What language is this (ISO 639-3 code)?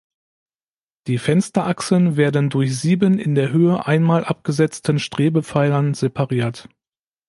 deu